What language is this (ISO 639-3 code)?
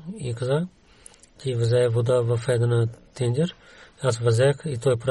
bul